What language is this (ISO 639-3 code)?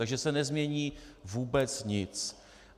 ces